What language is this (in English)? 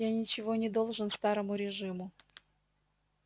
Russian